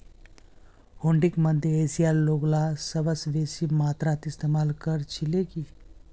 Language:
Magahi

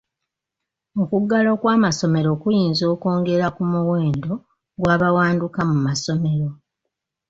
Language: Ganda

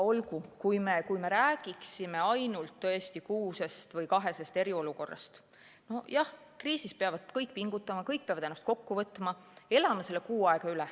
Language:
Estonian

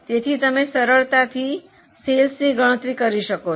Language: Gujarati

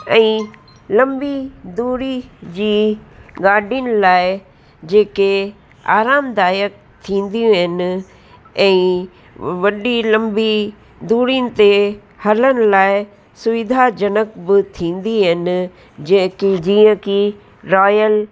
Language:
Sindhi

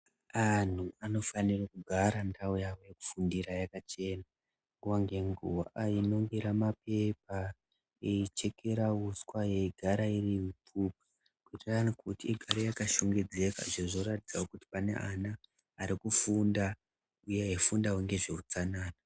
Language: Ndau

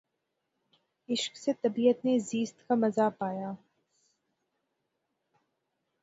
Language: Urdu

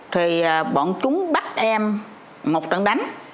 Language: Vietnamese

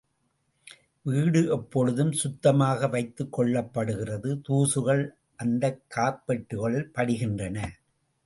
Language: Tamil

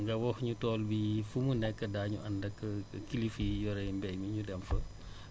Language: Wolof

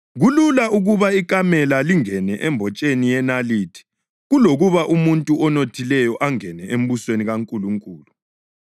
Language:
North Ndebele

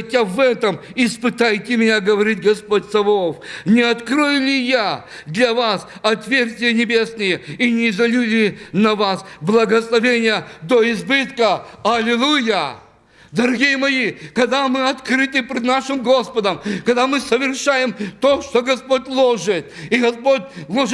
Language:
Russian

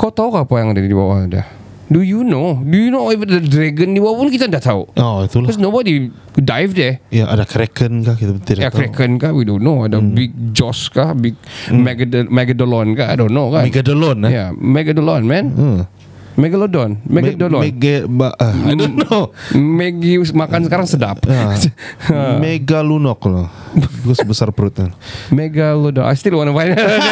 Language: Malay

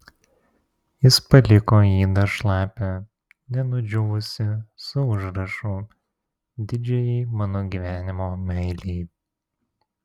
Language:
Lithuanian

